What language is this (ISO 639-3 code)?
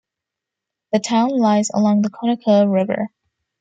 eng